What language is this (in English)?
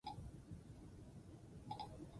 Basque